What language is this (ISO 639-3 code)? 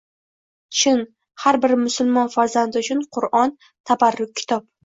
uzb